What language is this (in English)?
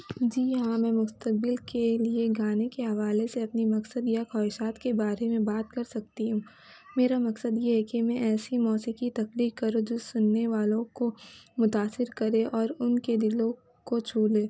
Urdu